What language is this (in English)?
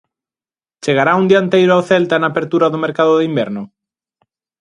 Galician